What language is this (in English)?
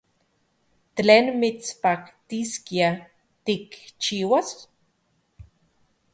Central Puebla Nahuatl